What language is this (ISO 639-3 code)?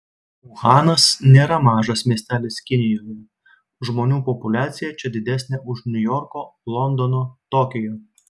lit